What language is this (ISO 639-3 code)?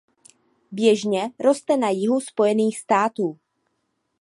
ces